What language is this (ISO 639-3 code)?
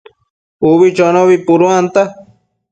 mcf